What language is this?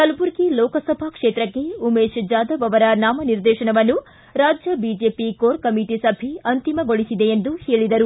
Kannada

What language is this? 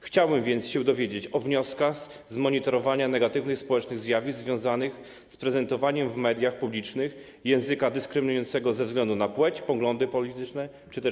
Polish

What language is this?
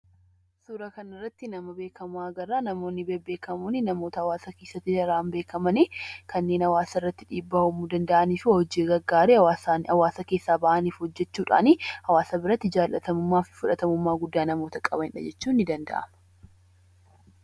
Oromo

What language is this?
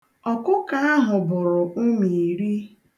Igbo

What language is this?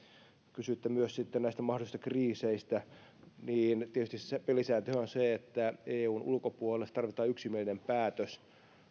Finnish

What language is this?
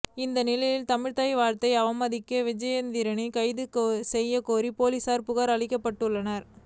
Tamil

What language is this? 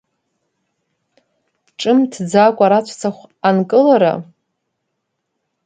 Abkhazian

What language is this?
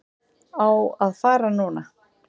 Icelandic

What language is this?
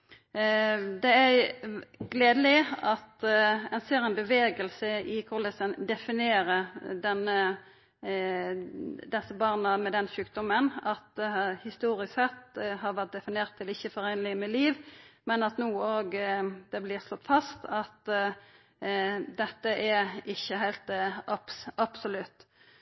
Norwegian Nynorsk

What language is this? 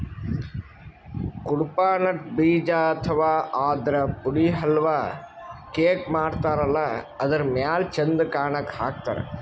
Kannada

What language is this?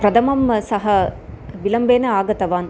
Sanskrit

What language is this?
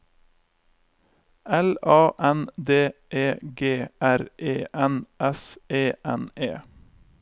Norwegian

